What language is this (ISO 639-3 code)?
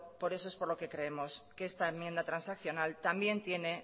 spa